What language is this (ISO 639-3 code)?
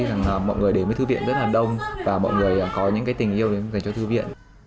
vie